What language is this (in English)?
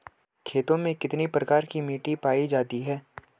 Hindi